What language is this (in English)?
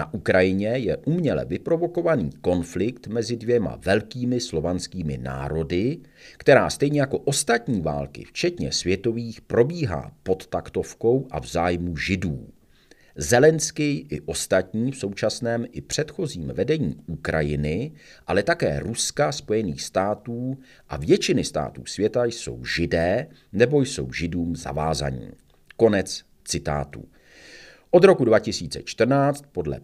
Czech